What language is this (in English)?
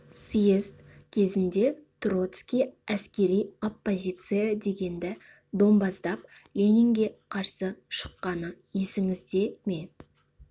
Kazakh